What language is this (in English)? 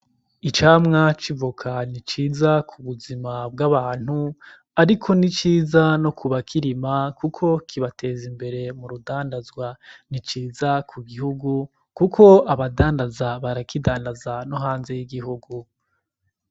Rundi